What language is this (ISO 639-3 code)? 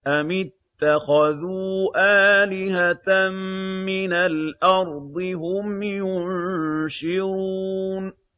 ara